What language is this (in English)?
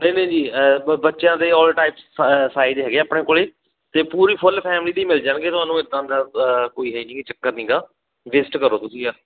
Punjabi